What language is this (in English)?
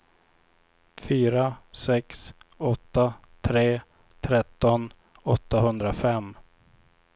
Swedish